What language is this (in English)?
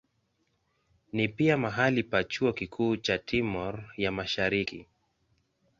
Swahili